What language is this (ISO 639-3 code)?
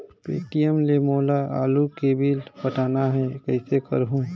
hne